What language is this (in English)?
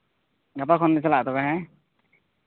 Santali